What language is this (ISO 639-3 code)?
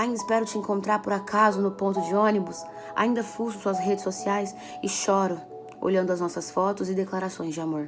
por